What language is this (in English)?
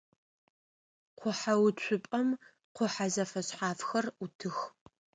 Adyghe